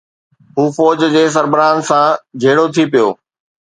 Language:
Sindhi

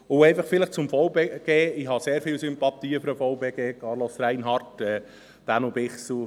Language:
Swiss German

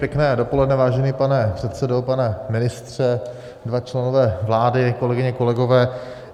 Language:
Czech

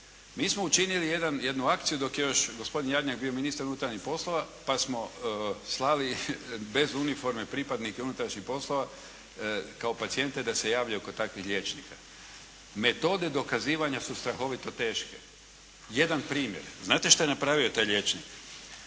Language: Croatian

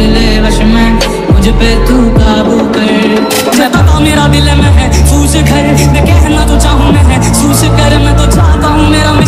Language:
Romanian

